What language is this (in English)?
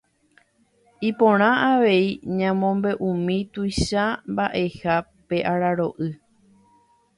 Guarani